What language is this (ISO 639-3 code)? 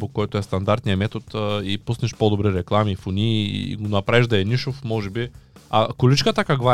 bul